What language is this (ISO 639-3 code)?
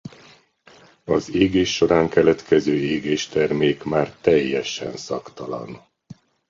hun